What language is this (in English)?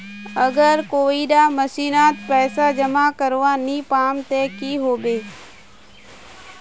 Magahi